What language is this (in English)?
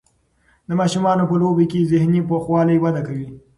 Pashto